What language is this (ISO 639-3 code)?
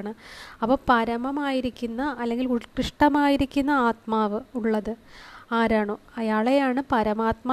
mal